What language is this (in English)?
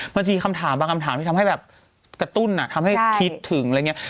Thai